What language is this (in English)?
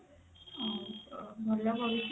Odia